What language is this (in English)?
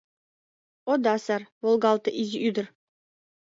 Mari